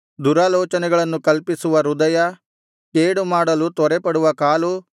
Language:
Kannada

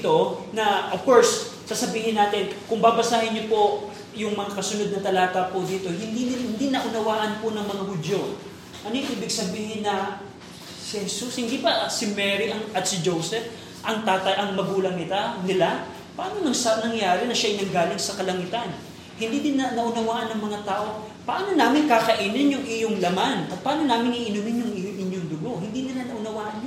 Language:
Filipino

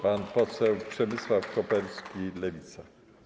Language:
Polish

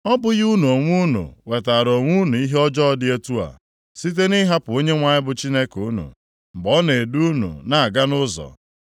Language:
Igbo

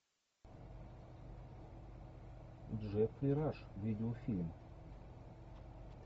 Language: Russian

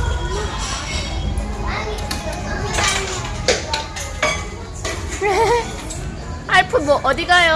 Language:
Korean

